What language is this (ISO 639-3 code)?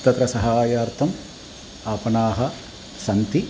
san